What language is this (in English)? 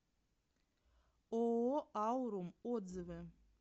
Russian